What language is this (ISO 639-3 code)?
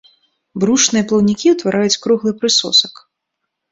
bel